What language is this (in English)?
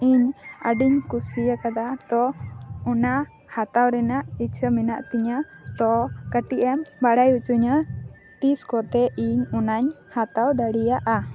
Santali